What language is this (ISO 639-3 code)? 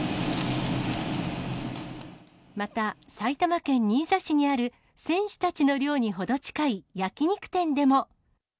jpn